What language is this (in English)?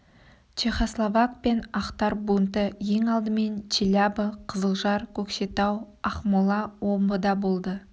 Kazakh